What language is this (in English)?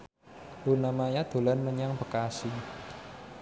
Javanese